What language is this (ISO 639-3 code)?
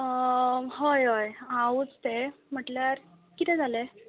kok